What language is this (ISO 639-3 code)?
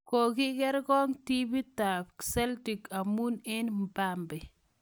kln